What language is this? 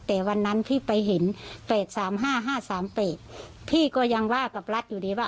Thai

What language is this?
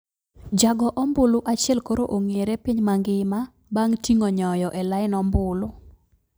Luo (Kenya and Tanzania)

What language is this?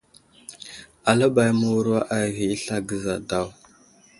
Wuzlam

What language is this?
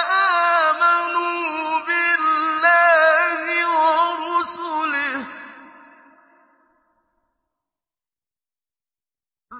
Arabic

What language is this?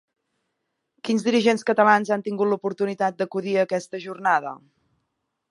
Catalan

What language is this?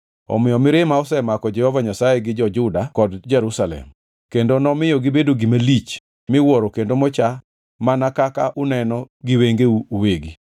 Luo (Kenya and Tanzania)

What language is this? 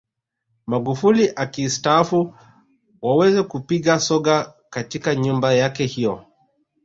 Swahili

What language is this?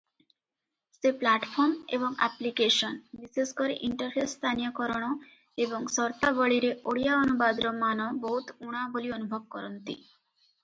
Odia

